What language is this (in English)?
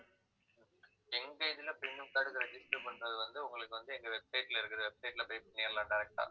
Tamil